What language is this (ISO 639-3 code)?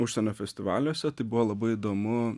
lit